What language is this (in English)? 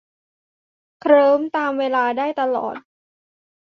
Thai